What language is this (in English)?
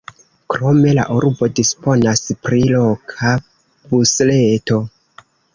Esperanto